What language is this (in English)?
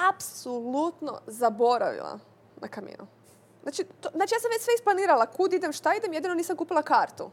Croatian